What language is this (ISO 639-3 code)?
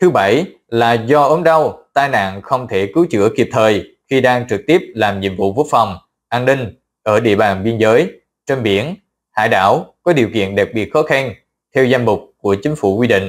vie